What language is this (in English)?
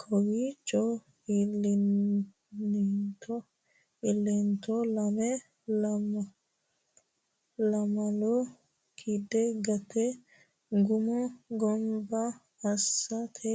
Sidamo